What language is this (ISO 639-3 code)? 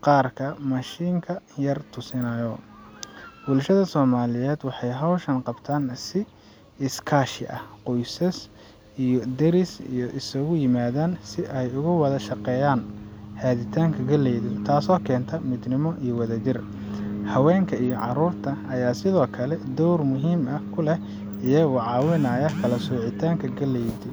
som